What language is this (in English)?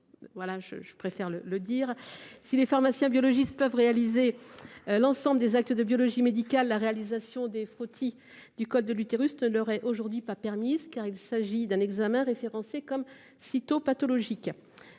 French